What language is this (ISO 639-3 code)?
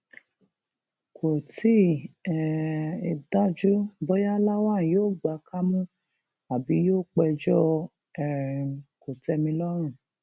yor